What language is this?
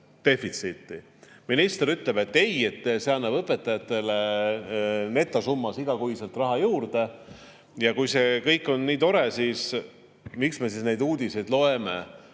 Estonian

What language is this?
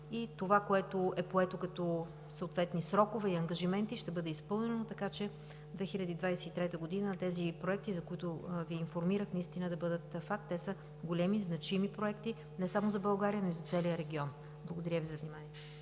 Bulgarian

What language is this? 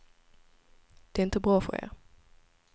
Swedish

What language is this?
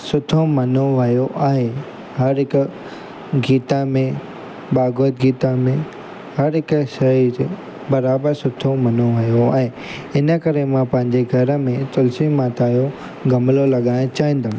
Sindhi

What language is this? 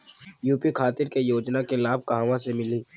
Bhojpuri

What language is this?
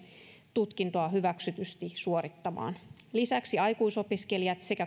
Finnish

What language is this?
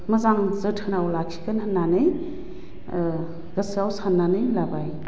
Bodo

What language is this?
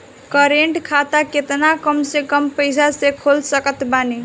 Bhojpuri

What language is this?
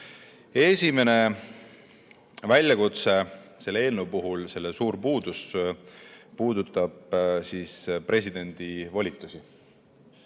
Estonian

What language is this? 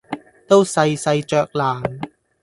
Cantonese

